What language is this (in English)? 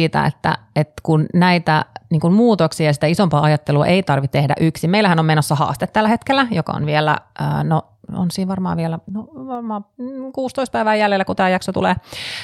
Finnish